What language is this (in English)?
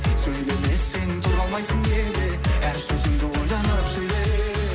Kazakh